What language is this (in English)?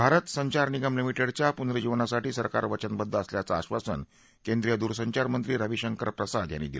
Marathi